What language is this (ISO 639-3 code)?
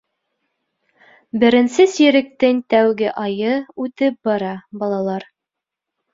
bak